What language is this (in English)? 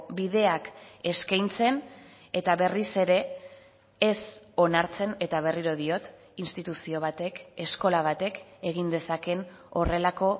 Basque